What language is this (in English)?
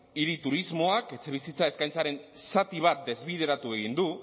Basque